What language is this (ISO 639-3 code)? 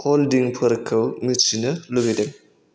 brx